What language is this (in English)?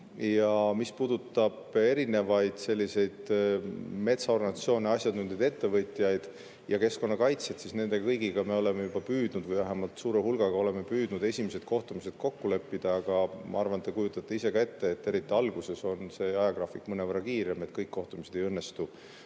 Estonian